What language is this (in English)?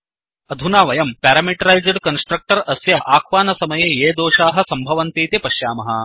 Sanskrit